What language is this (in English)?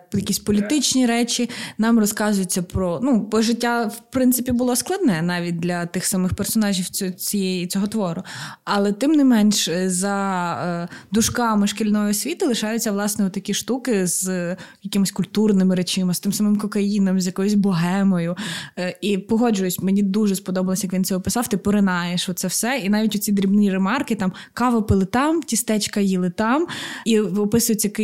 Ukrainian